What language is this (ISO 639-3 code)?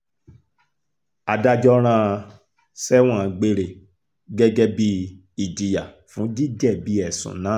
yor